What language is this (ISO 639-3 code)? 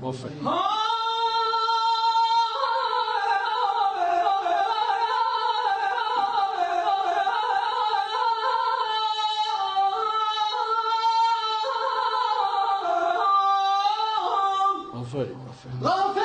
fas